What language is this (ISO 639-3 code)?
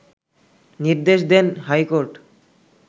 ben